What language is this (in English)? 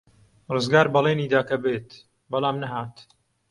Central Kurdish